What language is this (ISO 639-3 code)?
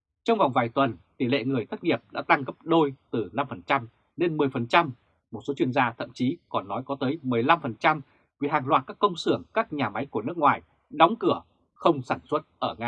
vie